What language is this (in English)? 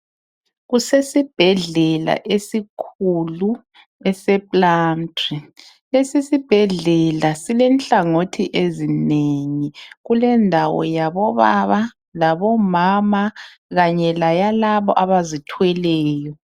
North Ndebele